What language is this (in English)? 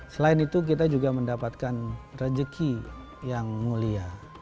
Indonesian